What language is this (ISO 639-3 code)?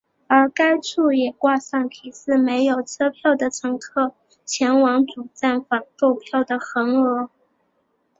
zho